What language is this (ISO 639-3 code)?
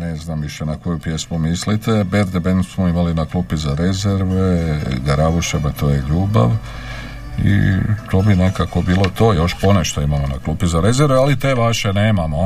hrv